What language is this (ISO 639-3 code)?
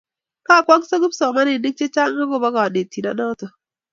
kln